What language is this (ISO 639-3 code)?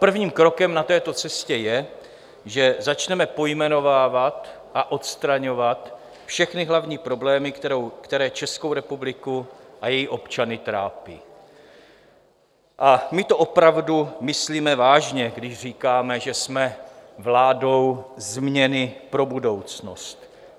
ces